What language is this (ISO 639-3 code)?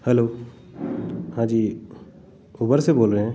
hin